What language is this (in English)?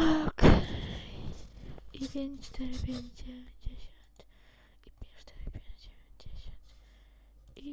Polish